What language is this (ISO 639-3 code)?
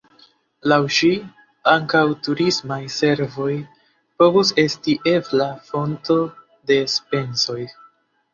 epo